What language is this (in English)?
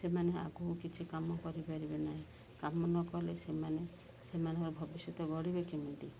Odia